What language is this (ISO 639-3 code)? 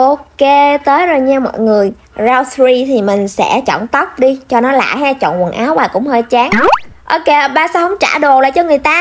vie